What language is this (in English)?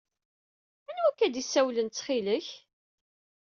Kabyle